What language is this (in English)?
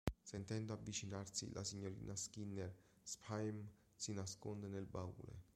Italian